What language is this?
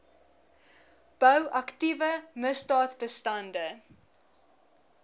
Afrikaans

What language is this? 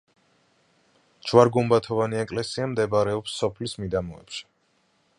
Georgian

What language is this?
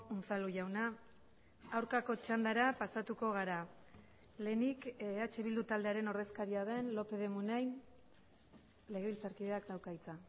Basque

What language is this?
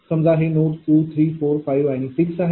Marathi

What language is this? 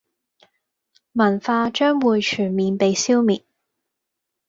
Cantonese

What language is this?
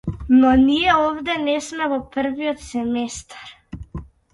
Macedonian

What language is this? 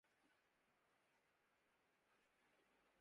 Urdu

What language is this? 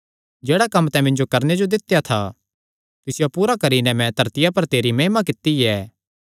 Kangri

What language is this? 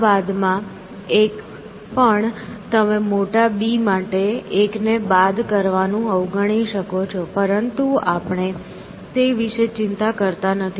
Gujarati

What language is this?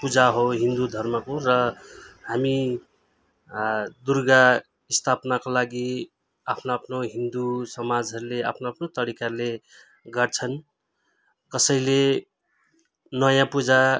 Nepali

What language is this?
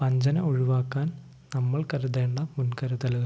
Malayalam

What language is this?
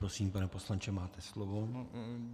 Czech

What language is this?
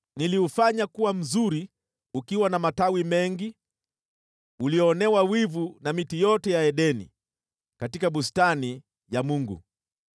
Swahili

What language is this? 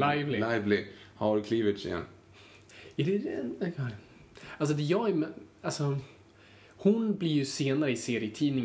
Swedish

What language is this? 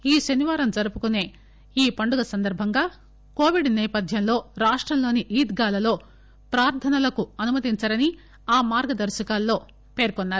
Telugu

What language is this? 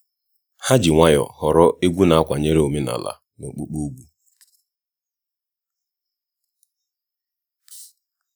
Igbo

